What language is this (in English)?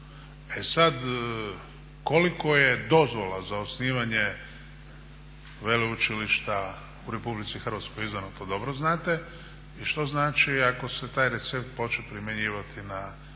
Croatian